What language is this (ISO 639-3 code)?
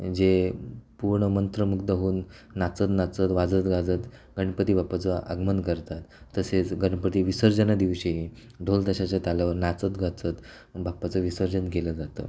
mar